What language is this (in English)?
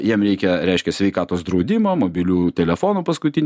Lithuanian